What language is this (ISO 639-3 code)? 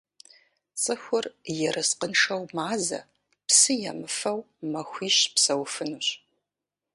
kbd